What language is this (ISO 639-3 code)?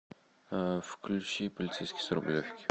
rus